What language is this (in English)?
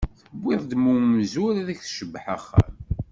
Kabyle